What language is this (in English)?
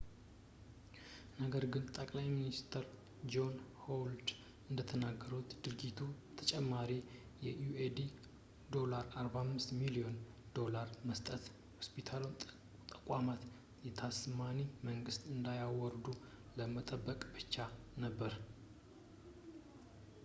Amharic